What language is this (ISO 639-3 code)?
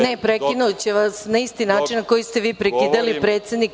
srp